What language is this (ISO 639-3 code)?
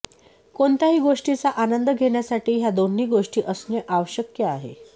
mar